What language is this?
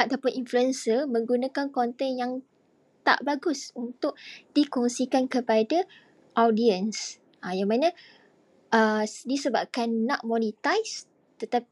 Malay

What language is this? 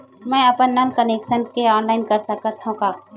Chhattisgarhi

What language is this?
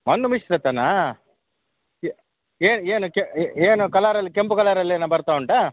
Kannada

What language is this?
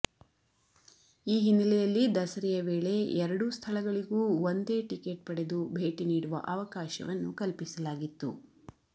Kannada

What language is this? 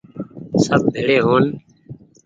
Goaria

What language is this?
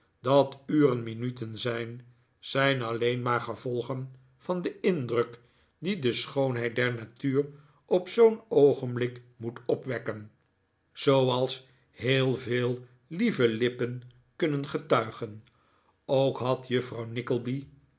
Dutch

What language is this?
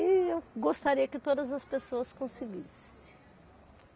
Portuguese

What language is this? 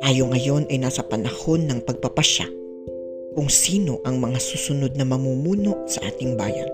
Filipino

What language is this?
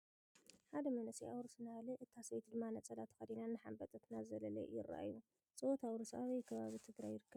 Tigrinya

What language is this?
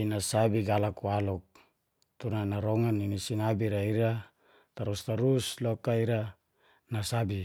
Geser-Gorom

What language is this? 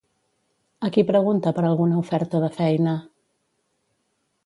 Catalan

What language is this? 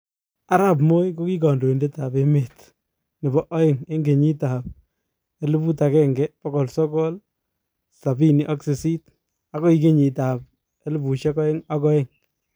Kalenjin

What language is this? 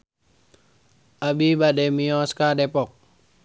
Sundanese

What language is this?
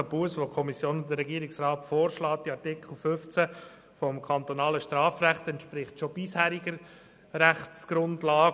Swiss German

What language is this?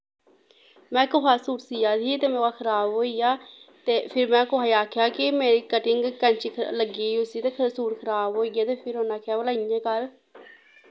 Dogri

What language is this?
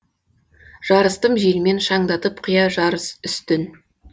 Kazakh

